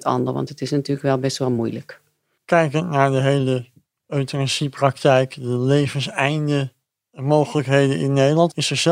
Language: Dutch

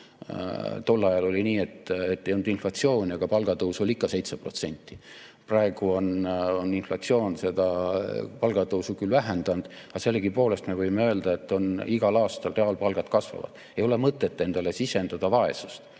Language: Estonian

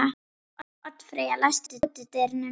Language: Icelandic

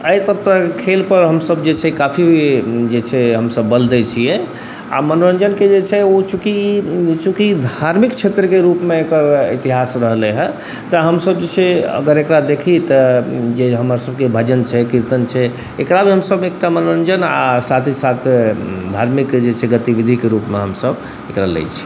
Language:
Maithili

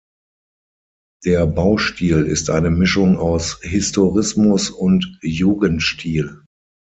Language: German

